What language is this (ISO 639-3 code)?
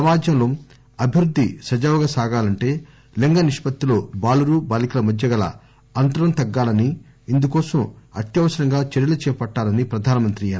tel